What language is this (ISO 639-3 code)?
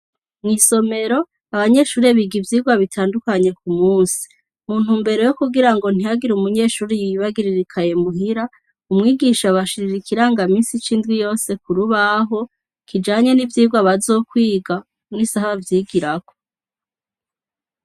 run